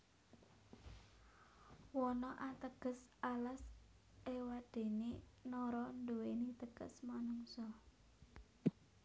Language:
Javanese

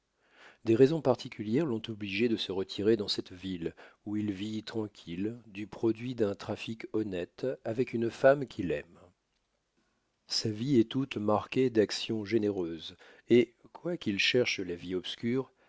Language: French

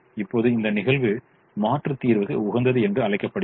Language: Tamil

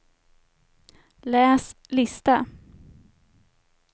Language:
Swedish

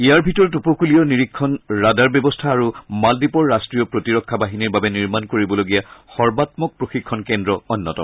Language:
Assamese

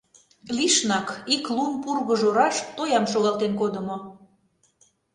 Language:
Mari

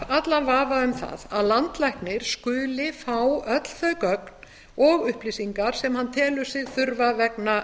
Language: Icelandic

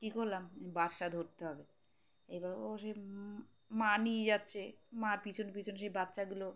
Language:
Bangla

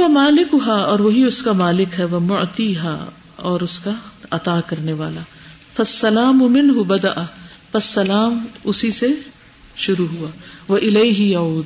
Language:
Urdu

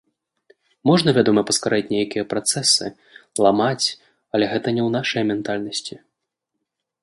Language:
Belarusian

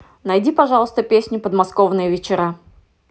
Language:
Russian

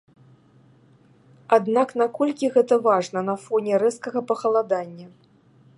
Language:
Belarusian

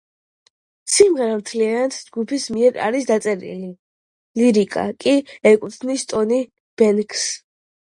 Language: Georgian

